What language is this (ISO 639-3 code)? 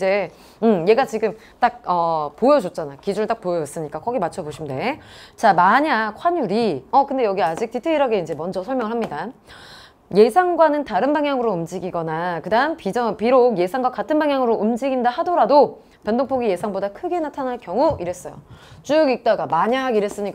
kor